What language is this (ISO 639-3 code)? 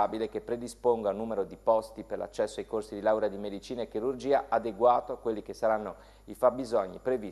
ita